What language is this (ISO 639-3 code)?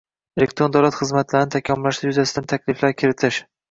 uzb